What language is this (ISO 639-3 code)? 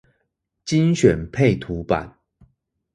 zho